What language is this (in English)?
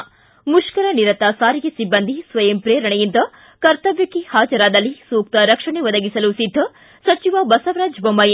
Kannada